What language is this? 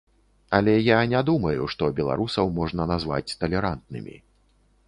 Belarusian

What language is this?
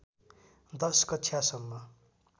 Nepali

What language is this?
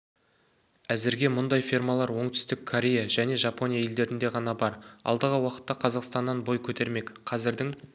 Kazakh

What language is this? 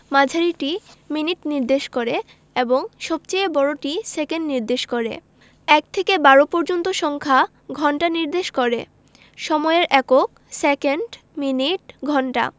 Bangla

